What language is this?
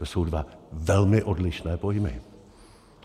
Czech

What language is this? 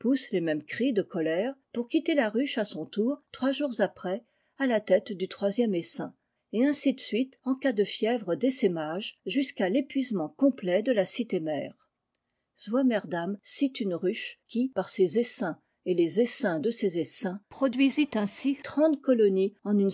French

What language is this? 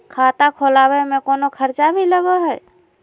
Magahi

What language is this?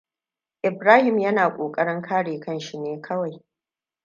Hausa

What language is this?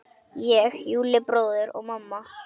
Icelandic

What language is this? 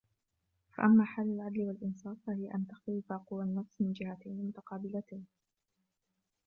Arabic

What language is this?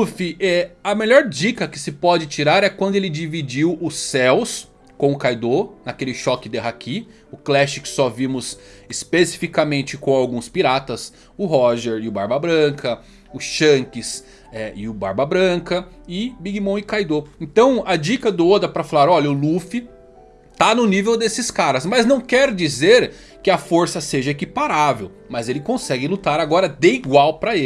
Portuguese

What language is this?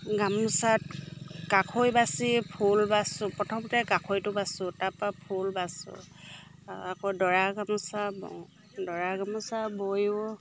Assamese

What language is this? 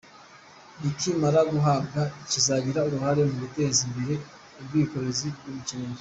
Kinyarwanda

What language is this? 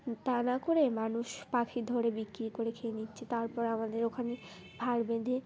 Bangla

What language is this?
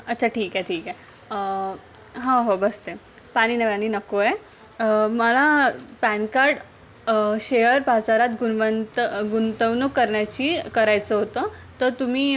Marathi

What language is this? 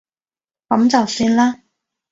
Cantonese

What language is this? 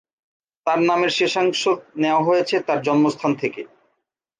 Bangla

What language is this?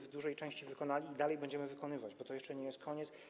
Polish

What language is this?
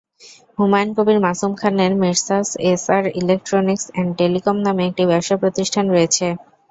Bangla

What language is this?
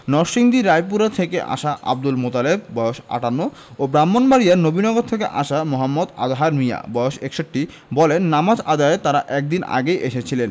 Bangla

